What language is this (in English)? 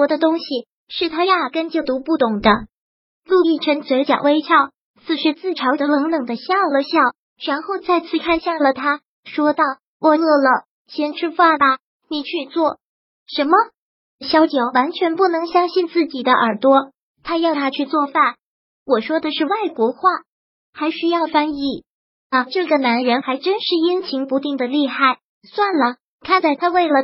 Chinese